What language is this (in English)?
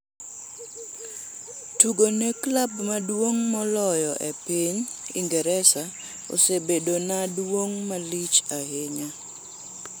Luo (Kenya and Tanzania)